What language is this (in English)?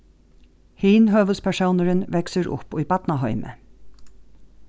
Faroese